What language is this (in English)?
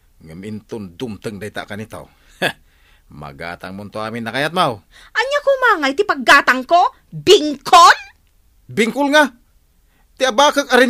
Filipino